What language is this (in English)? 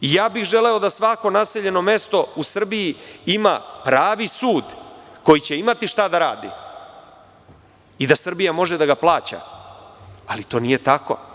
Serbian